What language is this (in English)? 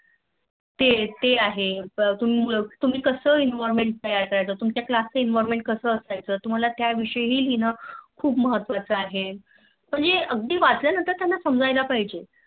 Marathi